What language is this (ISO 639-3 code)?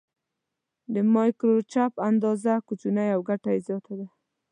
pus